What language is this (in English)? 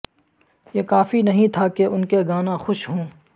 Urdu